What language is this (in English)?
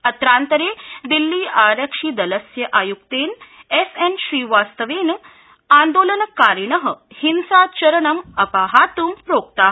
Sanskrit